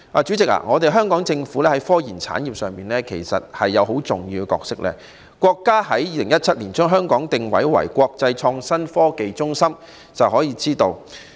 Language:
Cantonese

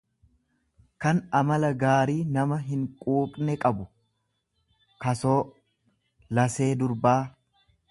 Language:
Oromo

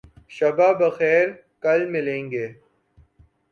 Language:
Urdu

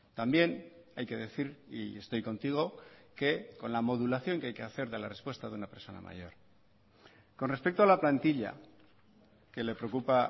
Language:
Spanish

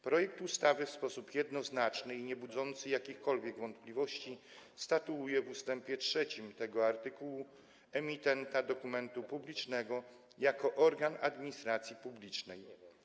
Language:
Polish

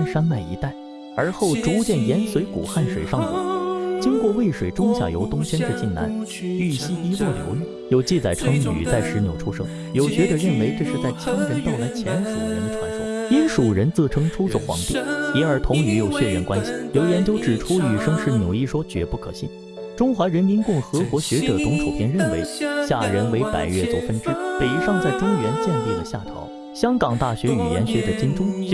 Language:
Chinese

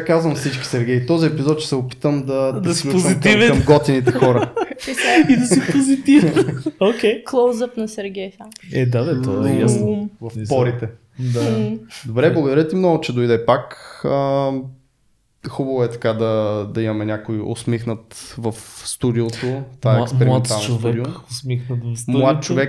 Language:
Bulgarian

